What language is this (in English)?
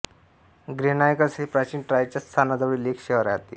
Marathi